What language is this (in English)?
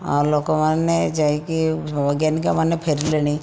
Odia